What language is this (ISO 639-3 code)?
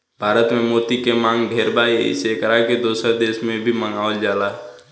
bho